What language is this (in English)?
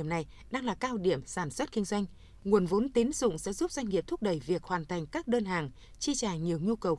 Vietnamese